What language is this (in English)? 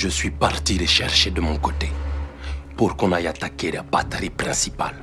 French